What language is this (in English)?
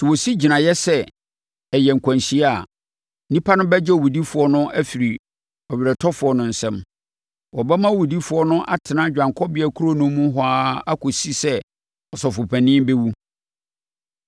Akan